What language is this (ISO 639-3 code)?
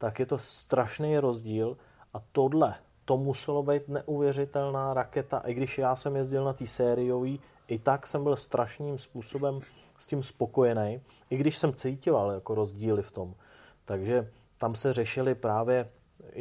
ces